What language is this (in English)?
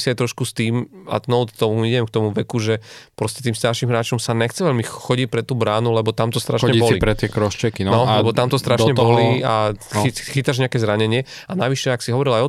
Slovak